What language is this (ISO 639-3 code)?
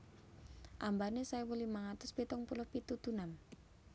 jav